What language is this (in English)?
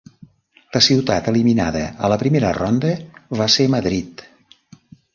Catalan